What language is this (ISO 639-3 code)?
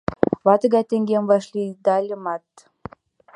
chm